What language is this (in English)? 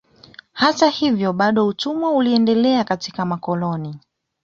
Swahili